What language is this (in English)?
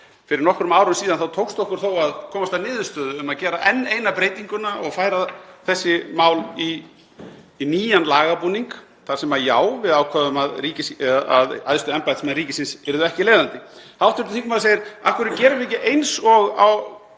Icelandic